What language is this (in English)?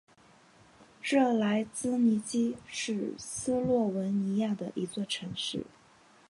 Chinese